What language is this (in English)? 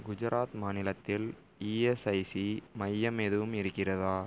Tamil